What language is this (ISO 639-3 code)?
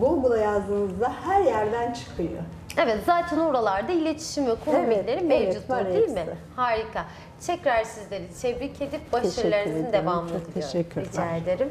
tur